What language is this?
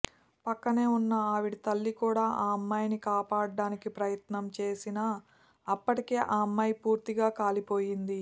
Telugu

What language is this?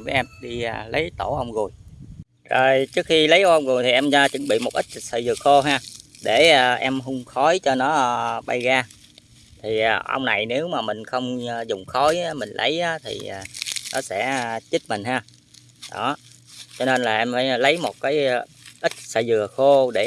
Vietnamese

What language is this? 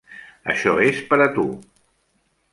Catalan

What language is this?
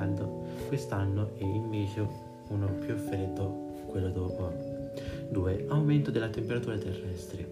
Italian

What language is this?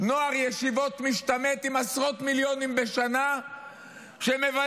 Hebrew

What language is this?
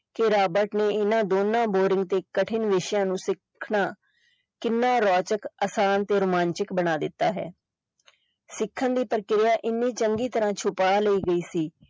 Punjabi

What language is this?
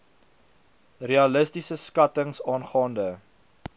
Afrikaans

